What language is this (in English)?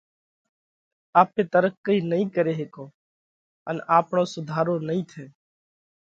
Parkari Koli